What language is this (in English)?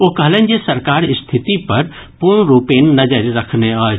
Maithili